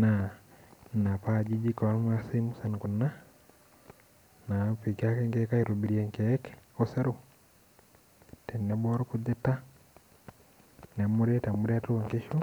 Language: Masai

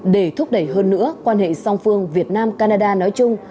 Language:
Vietnamese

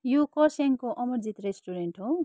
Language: Nepali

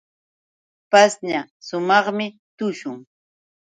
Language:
Yauyos Quechua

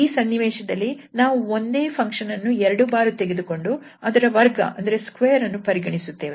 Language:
Kannada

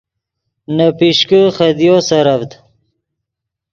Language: Yidgha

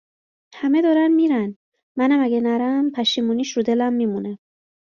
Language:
Persian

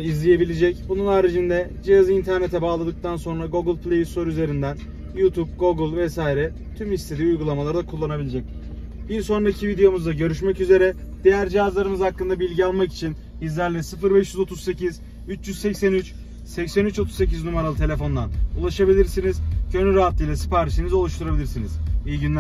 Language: Turkish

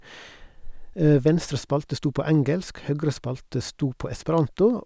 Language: Norwegian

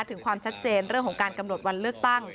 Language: Thai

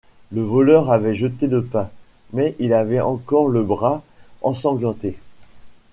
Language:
French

